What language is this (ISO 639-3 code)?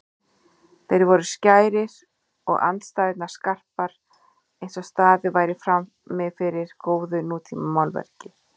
isl